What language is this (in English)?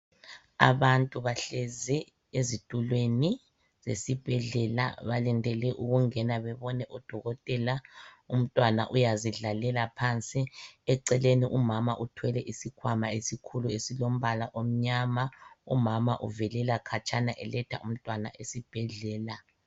North Ndebele